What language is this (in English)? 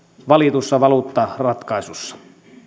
Finnish